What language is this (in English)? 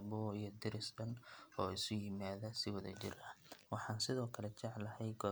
Somali